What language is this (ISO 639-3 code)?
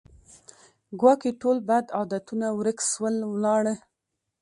pus